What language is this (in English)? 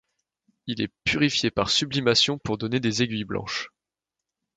French